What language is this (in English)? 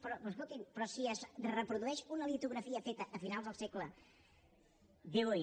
Catalan